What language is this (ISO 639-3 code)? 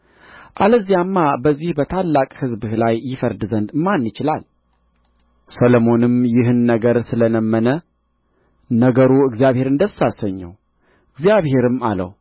amh